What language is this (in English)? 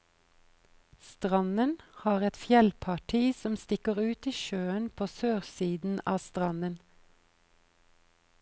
Norwegian